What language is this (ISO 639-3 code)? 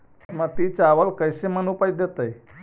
mag